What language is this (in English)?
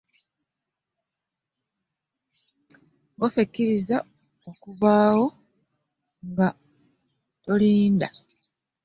Ganda